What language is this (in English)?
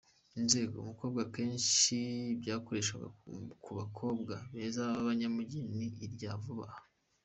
Kinyarwanda